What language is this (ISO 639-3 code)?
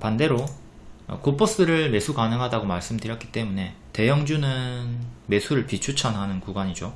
kor